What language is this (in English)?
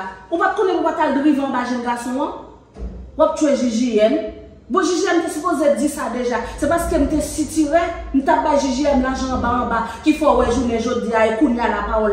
French